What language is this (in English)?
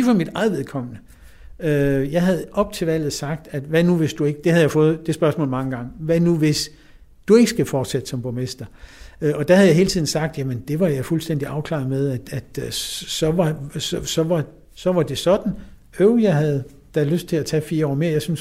Danish